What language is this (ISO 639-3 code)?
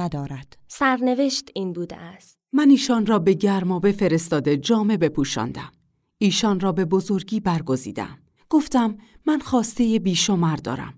fas